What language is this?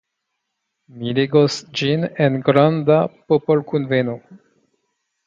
Esperanto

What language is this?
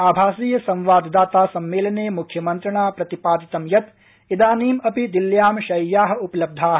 Sanskrit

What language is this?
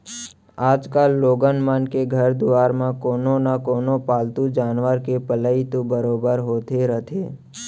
Chhattisgarhi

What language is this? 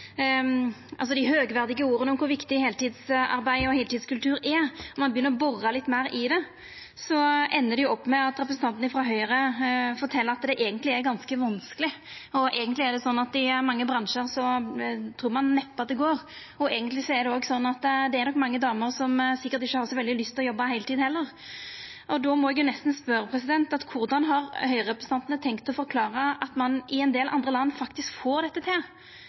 Norwegian Nynorsk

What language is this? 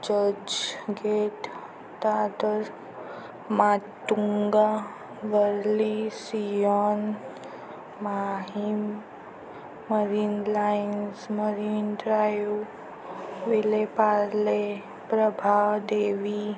Marathi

